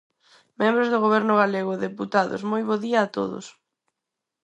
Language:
Galician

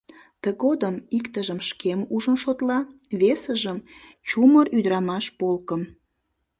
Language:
Mari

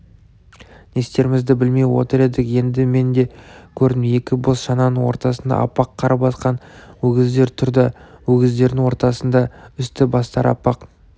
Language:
Kazakh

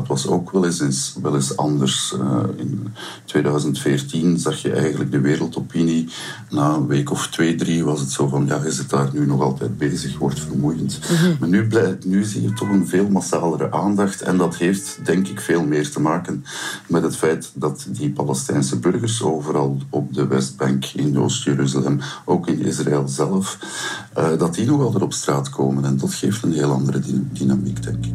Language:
Dutch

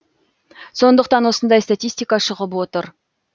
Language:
Kazakh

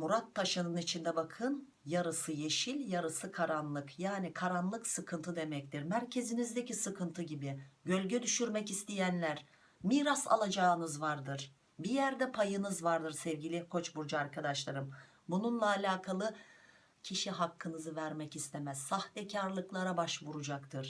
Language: Turkish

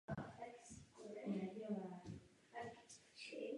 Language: Czech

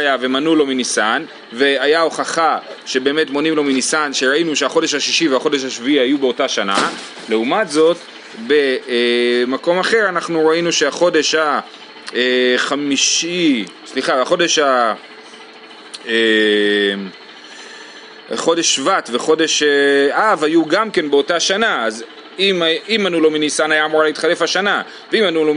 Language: Hebrew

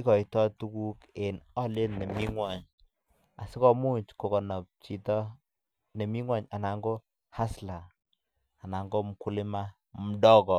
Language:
Kalenjin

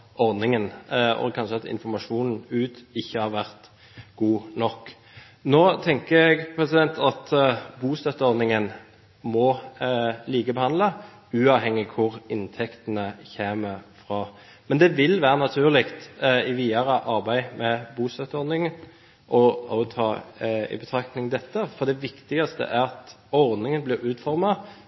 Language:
Norwegian Bokmål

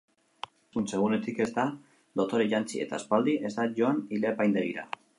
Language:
Basque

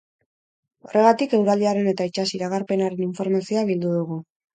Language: Basque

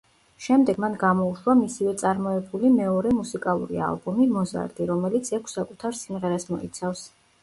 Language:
Georgian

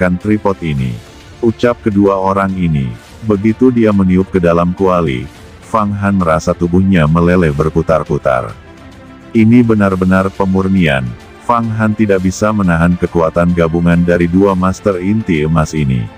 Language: Indonesian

